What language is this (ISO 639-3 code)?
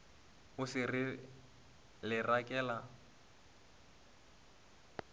nso